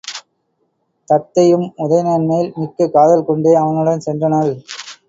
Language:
Tamil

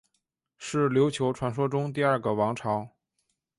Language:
Chinese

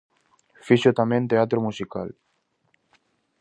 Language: Galician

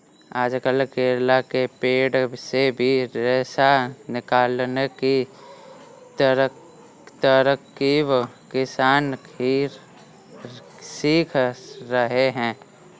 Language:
Hindi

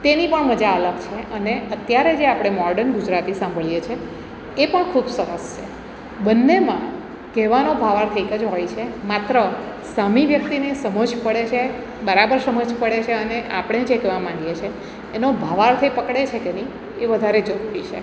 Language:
Gujarati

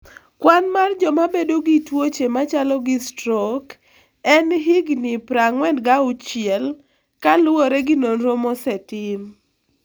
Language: Luo (Kenya and Tanzania)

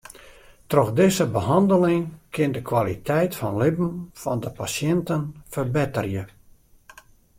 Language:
Western Frisian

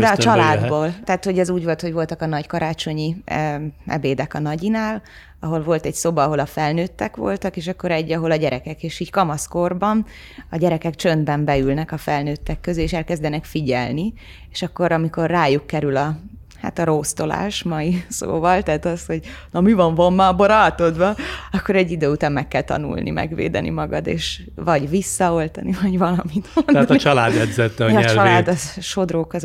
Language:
Hungarian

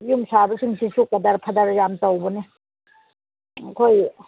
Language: Manipuri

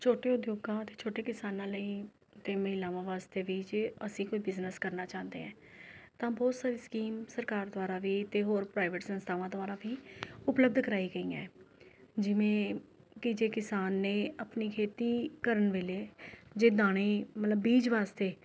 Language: Punjabi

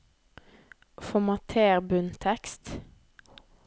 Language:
Norwegian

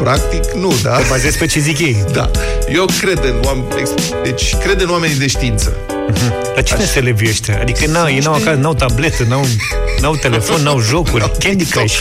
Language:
Romanian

